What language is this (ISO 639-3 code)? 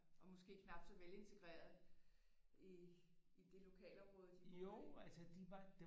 dan